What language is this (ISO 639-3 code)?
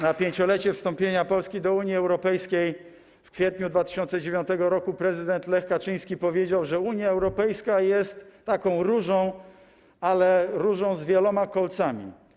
pol